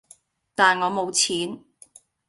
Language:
Cantonese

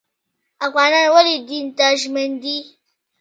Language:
Pashto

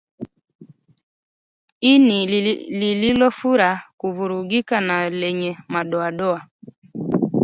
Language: Swahili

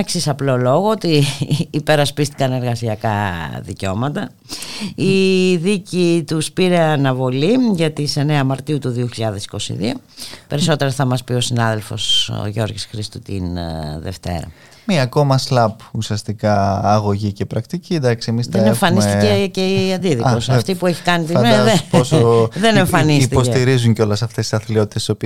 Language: Greek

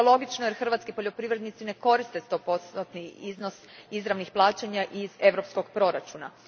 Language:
Croatian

